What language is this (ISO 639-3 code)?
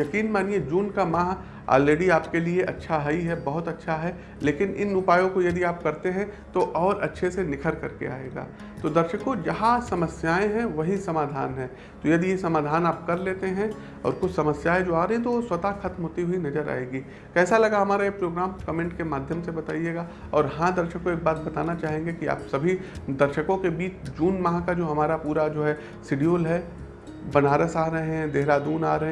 hin